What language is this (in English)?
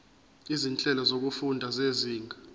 Zulu